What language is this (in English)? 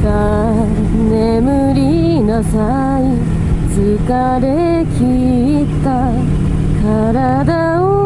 Japanese